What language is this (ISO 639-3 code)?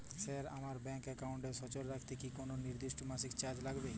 ben